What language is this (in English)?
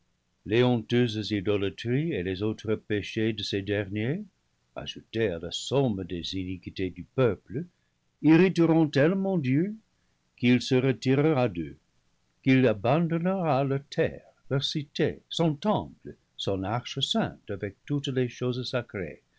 French